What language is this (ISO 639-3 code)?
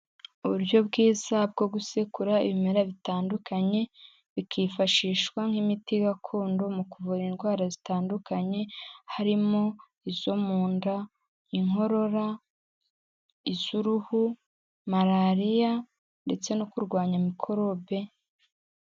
kin